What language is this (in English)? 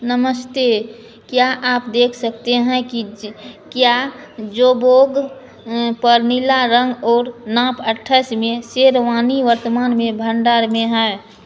Hindi